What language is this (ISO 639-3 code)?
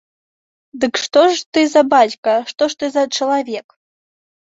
bel